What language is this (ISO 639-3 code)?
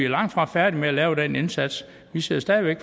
dan